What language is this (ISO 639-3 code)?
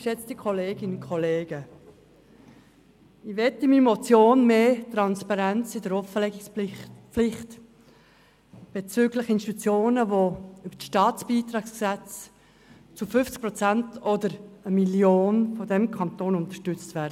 gsw